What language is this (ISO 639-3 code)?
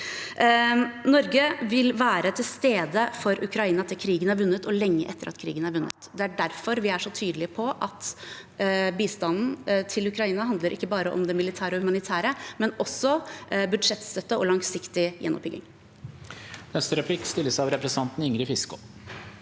nor